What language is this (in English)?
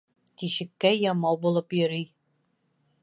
Bashkir